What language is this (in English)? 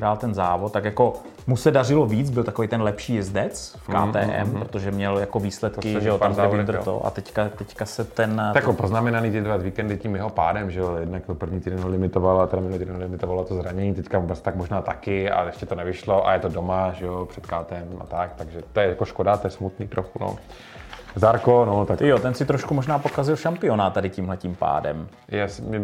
Czech